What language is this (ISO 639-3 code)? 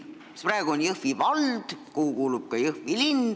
est